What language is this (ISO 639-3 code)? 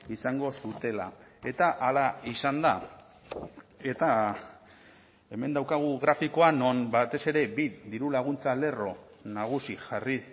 eus